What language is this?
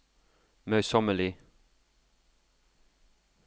Norwegian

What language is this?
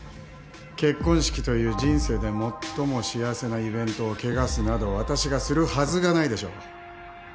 Japanese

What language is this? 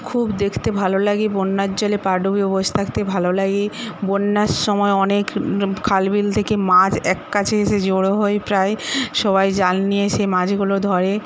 Bangla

